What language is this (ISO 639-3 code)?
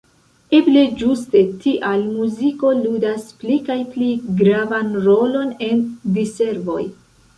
epo